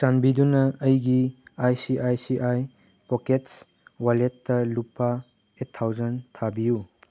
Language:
Manipuri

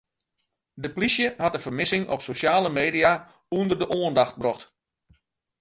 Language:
Western Frisian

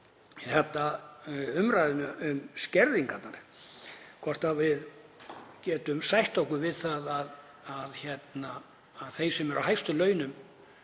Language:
Icelandic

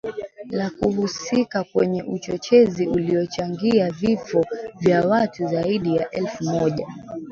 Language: Swahili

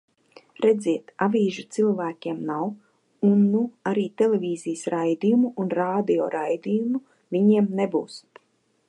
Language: Latvian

